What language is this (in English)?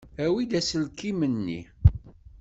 Kabyle